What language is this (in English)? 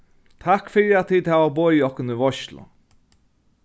Faroese